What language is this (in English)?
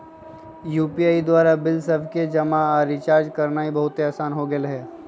Magahi